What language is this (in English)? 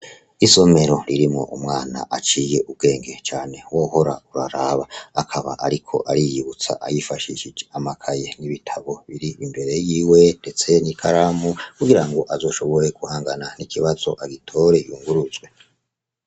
Rundi